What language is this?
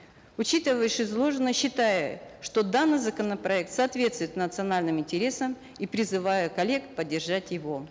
Kazakh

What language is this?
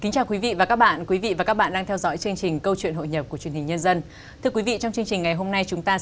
Vietnamese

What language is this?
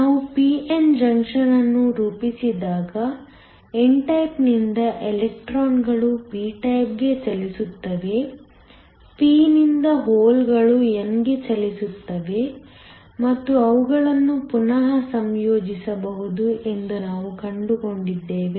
Kannada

